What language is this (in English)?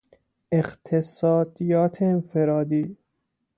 Persian